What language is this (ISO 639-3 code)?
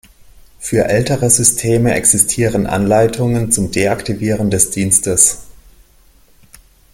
deu